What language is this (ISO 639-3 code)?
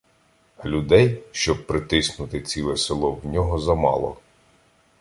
ukr